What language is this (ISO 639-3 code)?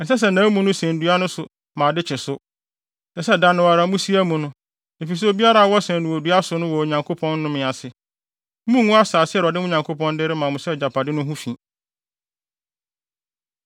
aka